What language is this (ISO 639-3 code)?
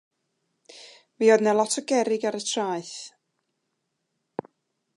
cym